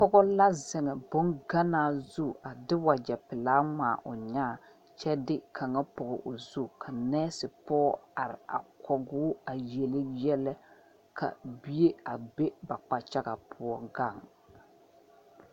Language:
Southern Dagaare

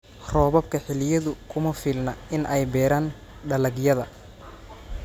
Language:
Somali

